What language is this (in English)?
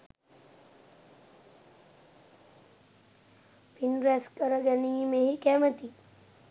Sinhala